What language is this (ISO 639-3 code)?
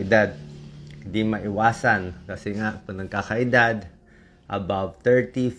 fil